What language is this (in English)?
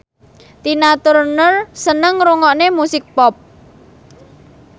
Javanese